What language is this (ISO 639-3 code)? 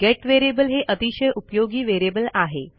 mar